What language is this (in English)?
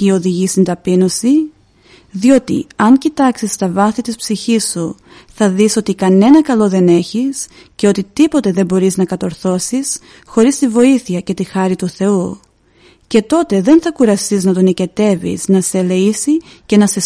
Greek